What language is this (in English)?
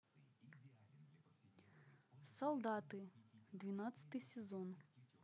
Russian